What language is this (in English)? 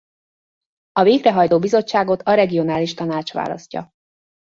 Hungarian